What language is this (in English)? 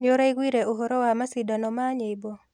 Kikuyu